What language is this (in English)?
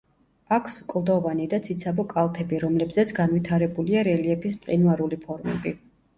Georgian